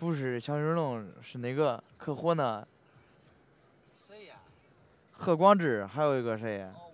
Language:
Chinese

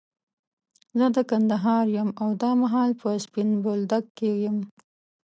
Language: Pashto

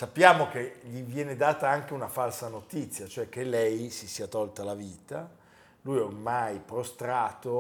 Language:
Italian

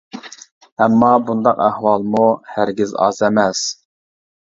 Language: Uyghur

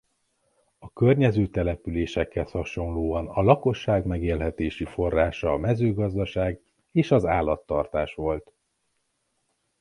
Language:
Hungarian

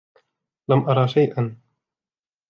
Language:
Arabic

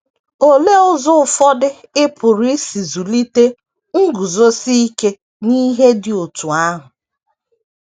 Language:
Igbo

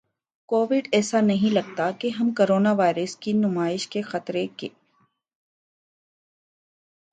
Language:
Urdu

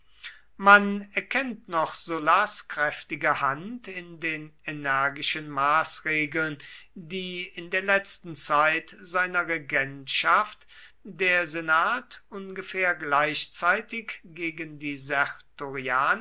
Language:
German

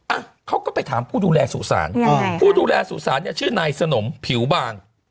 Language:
Thai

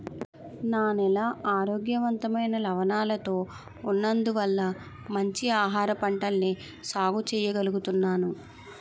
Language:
Telugu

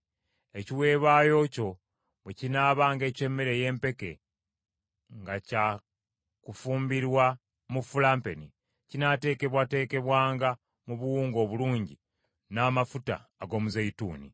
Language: Ganda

